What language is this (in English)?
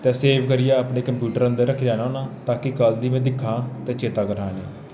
Dogri